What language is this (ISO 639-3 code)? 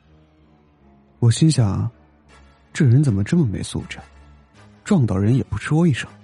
zho